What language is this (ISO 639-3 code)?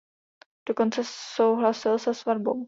ces